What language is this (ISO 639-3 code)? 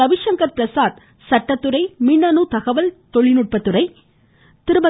tam